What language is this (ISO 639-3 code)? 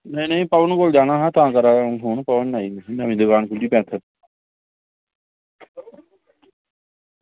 doi